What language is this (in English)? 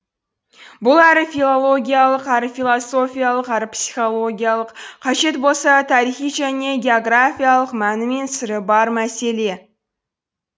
Kazakh